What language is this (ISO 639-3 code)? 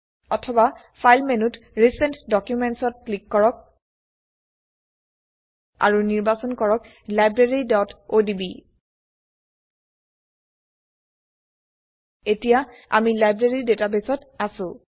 asm